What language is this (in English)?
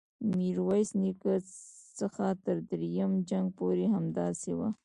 Pashto